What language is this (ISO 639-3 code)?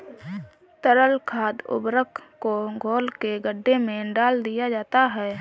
hin